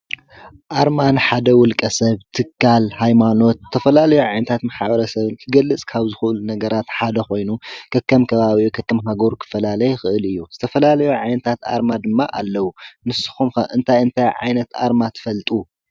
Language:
Tigrinya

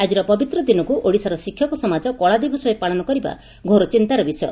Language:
Odia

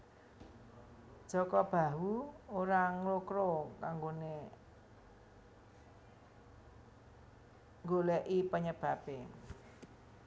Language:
Javanese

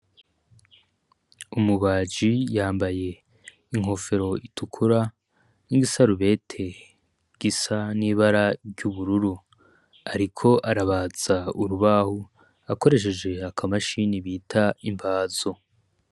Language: Rundi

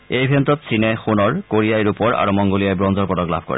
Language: Assamese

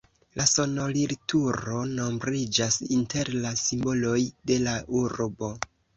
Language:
Esperanto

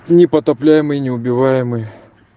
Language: Russian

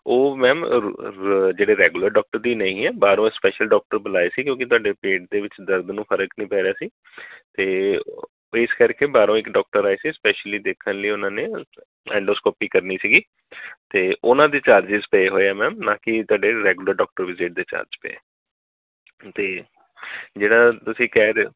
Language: Punjabi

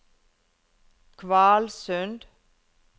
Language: Norwegian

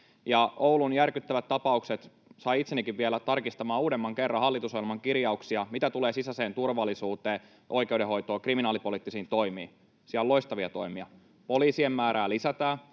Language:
Finnish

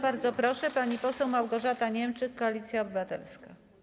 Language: Polish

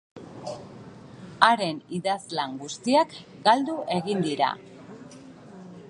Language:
Basque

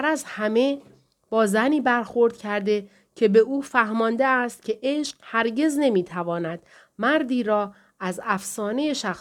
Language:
Persian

